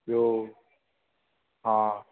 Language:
Sindhi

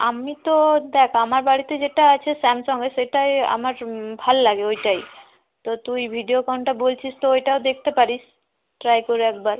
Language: Bangla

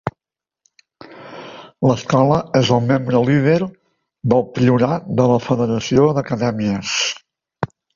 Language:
Catalan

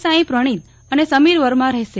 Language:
Gujarati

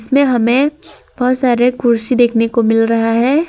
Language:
Hindi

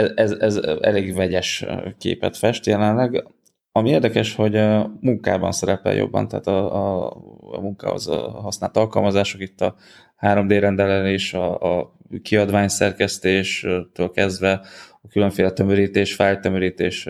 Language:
Hungarian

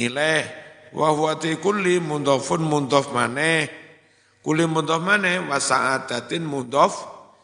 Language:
Indonesian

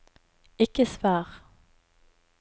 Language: Norwegian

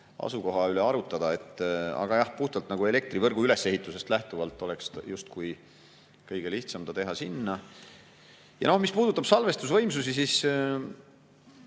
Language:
Estonian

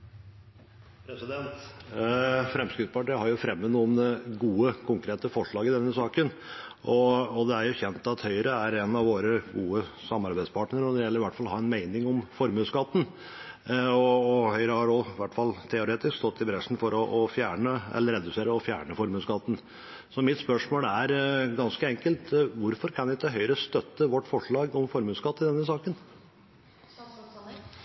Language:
Norwegian Bokmål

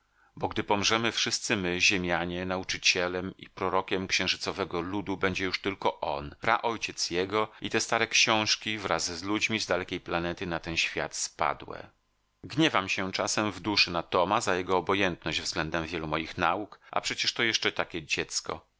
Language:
Polish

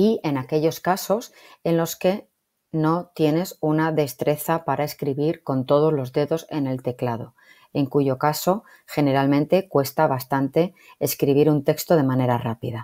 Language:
Spanish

